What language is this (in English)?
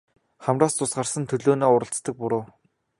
Mongolian